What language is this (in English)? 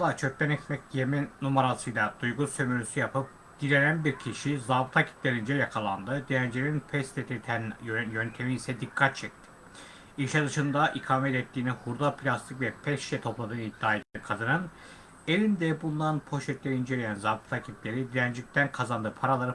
Turkish